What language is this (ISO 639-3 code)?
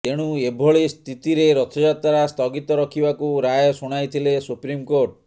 ori